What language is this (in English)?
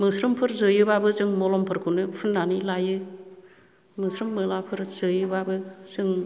Bodo